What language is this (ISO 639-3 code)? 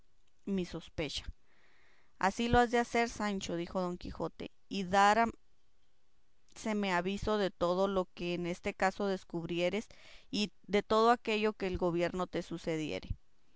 spa